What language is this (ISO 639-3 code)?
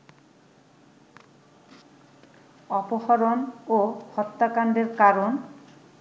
ben